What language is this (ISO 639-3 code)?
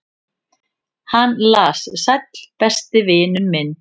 isl